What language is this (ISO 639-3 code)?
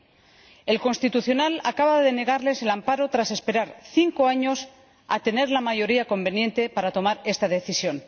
spa